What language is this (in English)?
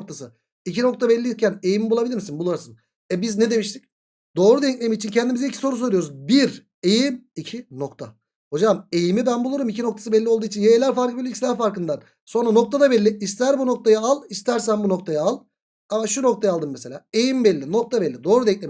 Turkish